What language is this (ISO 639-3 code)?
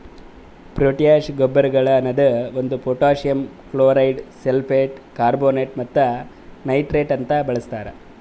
kan